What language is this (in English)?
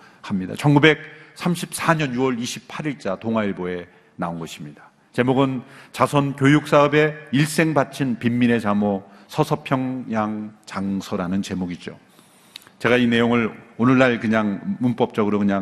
Korean